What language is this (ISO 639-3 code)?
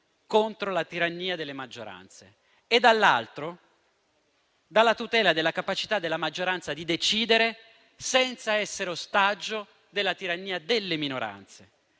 ita